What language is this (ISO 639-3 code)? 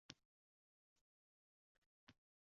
uzb